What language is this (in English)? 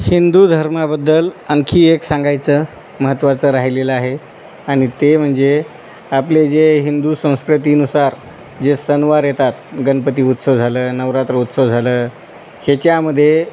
Marathi